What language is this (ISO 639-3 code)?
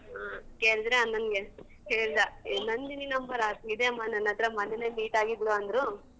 kan